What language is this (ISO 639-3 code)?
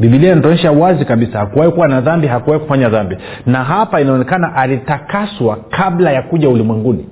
swa